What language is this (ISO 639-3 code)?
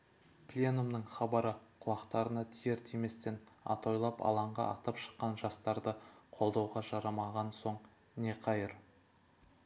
kaz